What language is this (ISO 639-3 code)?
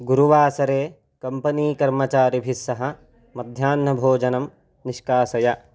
san